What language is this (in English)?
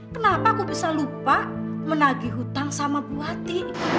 Indonesian